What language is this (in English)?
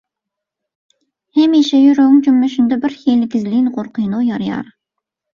Turkmen